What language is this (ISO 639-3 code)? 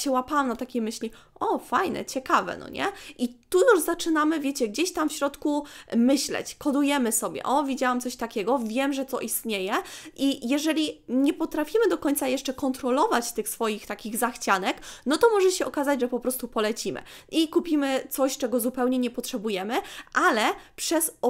pol